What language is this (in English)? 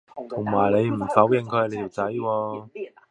Cantonese